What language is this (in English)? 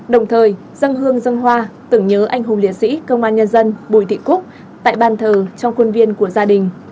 Vietnamese